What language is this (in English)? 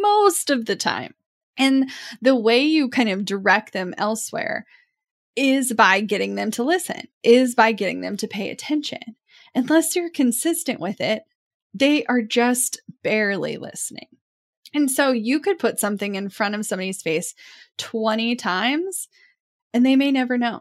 English